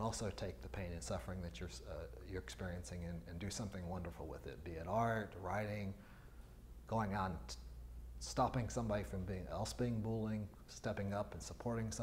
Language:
English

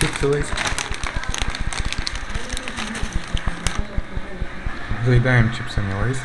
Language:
Russian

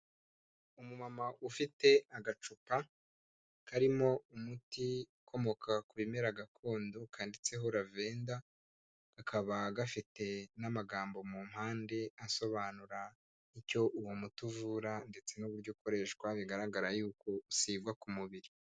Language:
Kinyarwanda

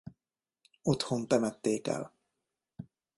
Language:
Hungarian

